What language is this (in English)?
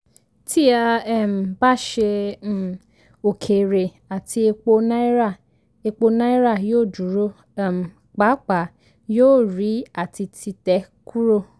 Yoruba